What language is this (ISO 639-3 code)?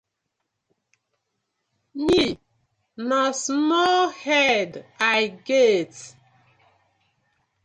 pcm